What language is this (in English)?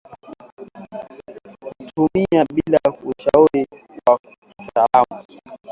Swahili